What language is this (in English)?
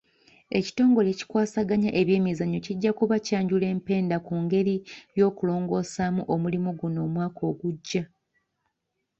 Ganda